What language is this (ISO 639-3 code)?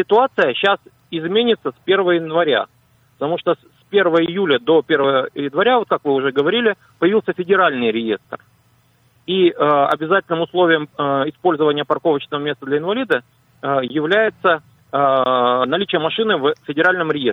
rus